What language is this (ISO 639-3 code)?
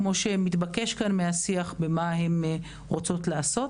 heb